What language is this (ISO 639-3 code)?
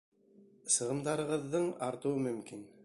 bak